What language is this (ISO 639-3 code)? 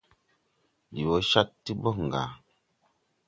tui